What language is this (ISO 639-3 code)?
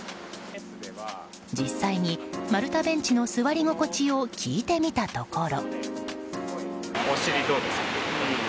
jpn